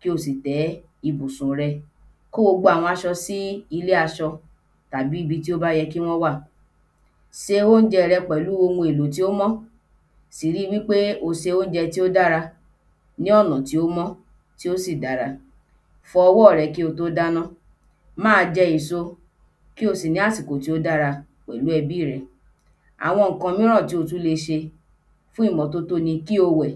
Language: Yoruba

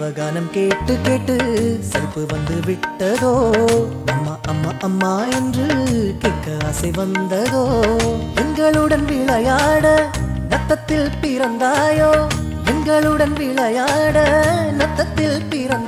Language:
Arabic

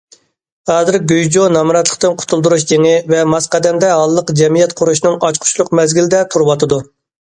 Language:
Uyghur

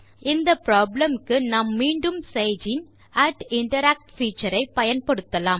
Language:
Tamil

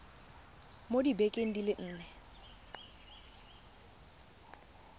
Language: Tswana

